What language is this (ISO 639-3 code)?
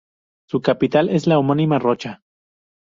spa